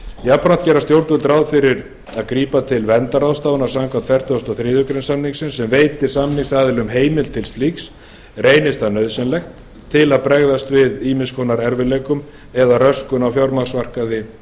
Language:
Icelandic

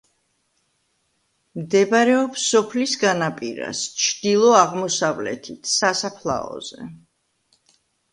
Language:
Georgian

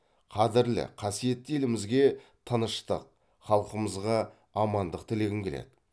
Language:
Kazakh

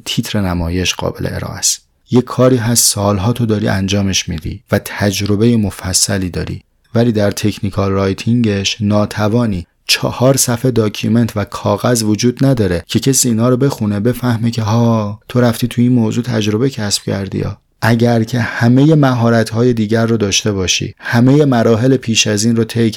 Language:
Persian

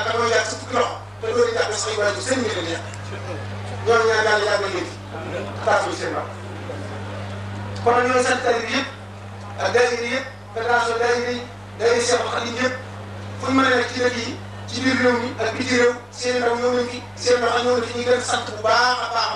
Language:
Arabic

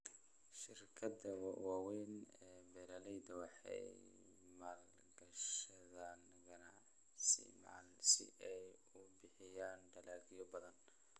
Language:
Somali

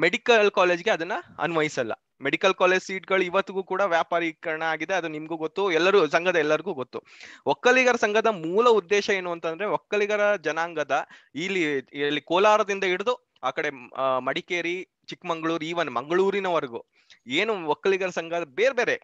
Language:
Hindi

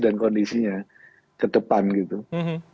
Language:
Indonesian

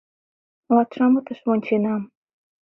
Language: Mari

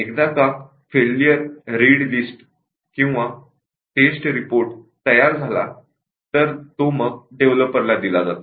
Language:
Marathi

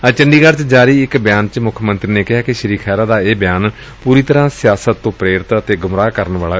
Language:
Punjabi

